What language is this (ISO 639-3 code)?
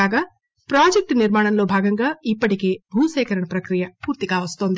tel